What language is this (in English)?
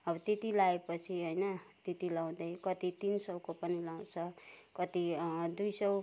Nepali